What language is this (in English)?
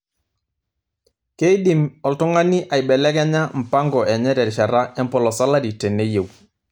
Masai